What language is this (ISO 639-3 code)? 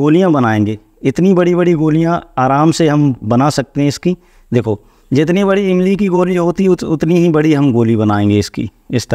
hin